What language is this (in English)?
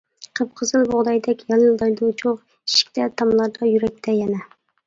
Uyghur